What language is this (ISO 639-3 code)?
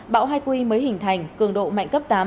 vie